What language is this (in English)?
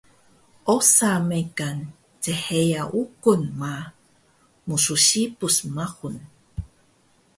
Taroko